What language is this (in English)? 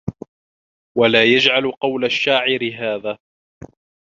Arabic